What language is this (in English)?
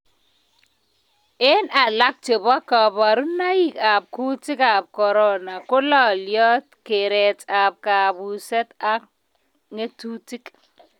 Kalenjin